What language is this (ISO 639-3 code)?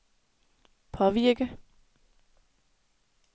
dan